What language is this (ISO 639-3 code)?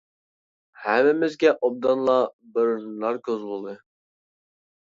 uig